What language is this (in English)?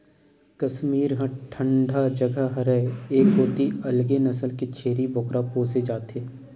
Chhattisgarhi